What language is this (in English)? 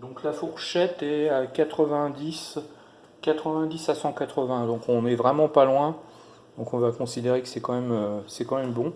French